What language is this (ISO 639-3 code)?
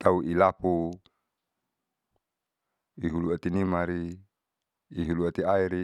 sau